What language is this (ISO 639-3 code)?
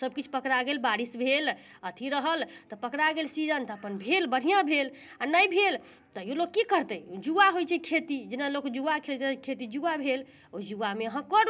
mai